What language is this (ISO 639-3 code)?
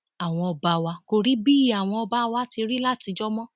yor